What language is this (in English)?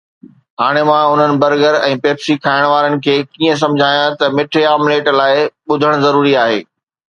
Sindhi